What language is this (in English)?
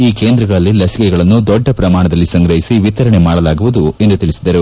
Kannada